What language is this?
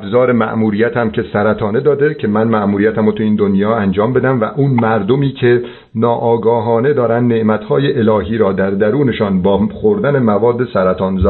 Persian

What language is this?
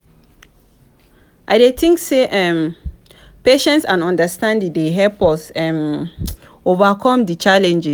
Nigerian Pidgin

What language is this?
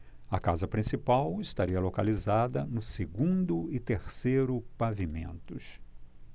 Portuguese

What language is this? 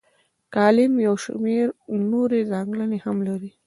Pashto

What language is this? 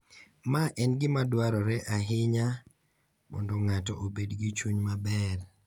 Luo (Kenya and Tanzania)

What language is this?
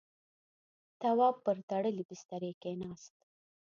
Pashto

